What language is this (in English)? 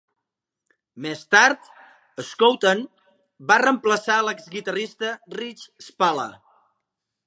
Catalan